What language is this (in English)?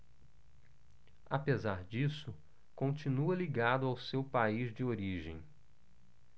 Portuguese